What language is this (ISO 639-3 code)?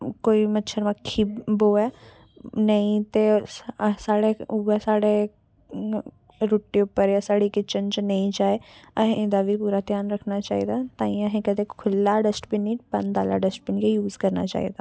doi